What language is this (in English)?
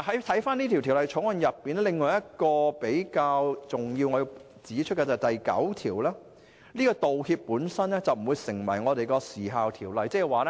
Cantonese